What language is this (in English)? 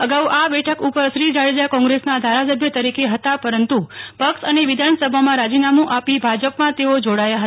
Gujarati